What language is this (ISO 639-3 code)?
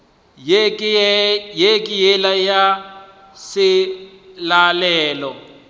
nso